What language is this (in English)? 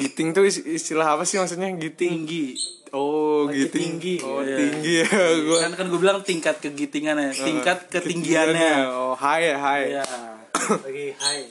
Indonesian